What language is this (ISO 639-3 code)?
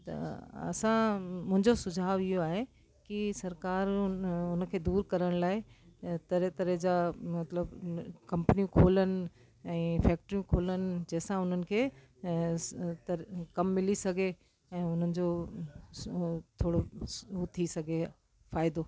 snd